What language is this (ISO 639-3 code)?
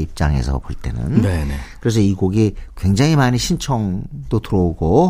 kor